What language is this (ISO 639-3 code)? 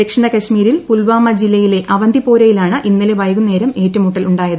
mal